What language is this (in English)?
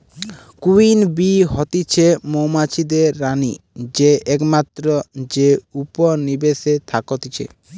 Bangla